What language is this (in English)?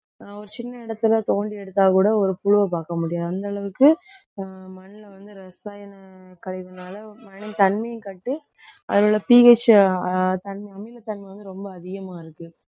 Tamil